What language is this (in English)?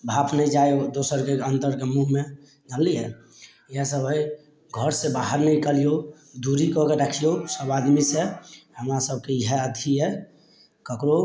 Maithili